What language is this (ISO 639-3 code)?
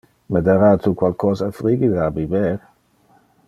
ina